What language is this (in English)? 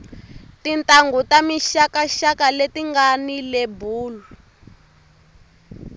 Tsonga